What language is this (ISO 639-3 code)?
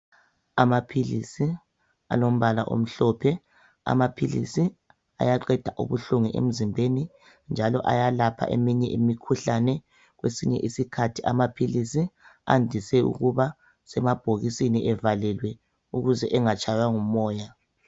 nde